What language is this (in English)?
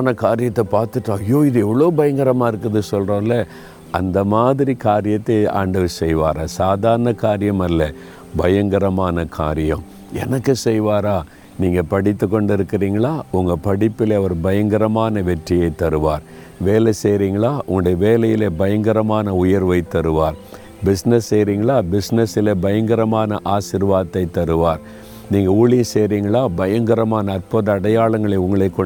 Tamil